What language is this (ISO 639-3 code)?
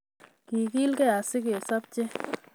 kln